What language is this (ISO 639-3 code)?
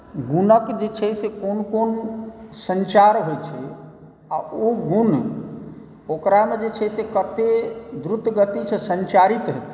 mai